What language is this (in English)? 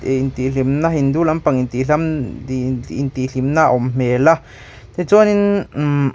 Mizo